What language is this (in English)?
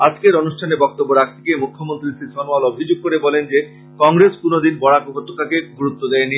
Bangla